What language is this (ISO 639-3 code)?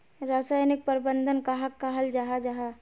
mag